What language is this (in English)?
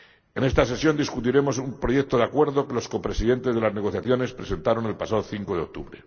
Spanish